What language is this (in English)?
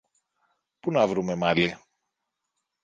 Greek